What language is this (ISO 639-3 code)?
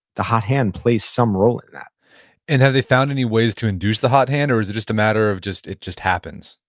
eng